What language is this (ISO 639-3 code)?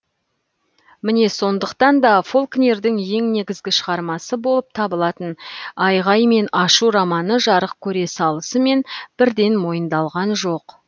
kaz